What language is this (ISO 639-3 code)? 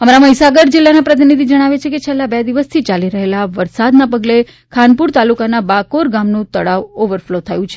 guj